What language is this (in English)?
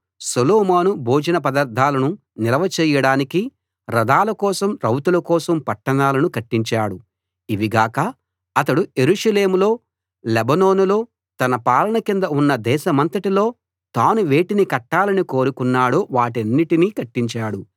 Telugu